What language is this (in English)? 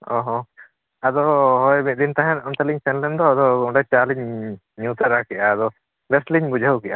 Santali